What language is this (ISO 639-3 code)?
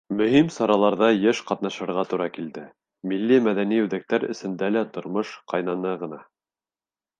bak